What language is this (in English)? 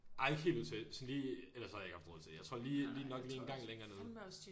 Danish